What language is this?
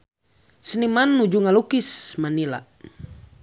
Sundanese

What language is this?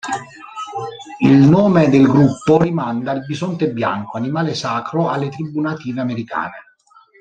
Italian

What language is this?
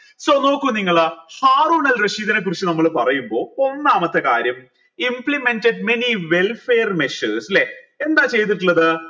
Malayalam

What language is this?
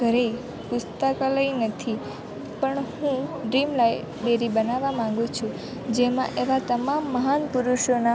Gujarati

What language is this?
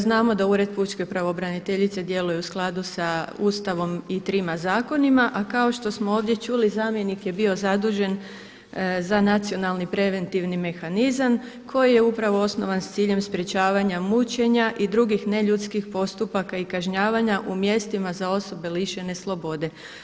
Croatian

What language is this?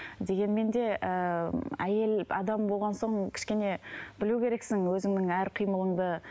Kazakh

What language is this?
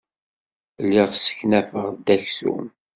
Kabyle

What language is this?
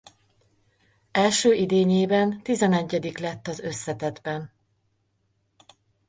Hungarian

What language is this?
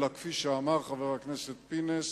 Hebrew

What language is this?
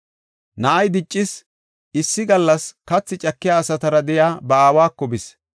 Gofa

